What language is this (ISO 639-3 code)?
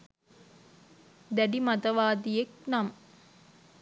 sin